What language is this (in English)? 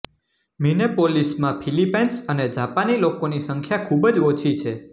Gujarati